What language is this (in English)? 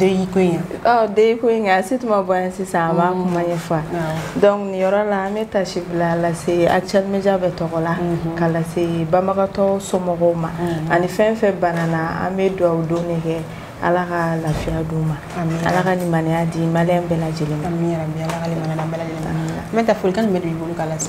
French